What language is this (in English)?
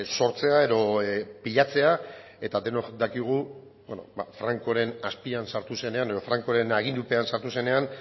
Basque